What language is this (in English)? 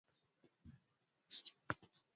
Swahili